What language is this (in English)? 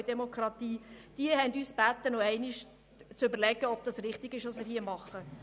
Swiss German